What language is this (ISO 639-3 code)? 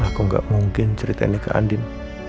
ind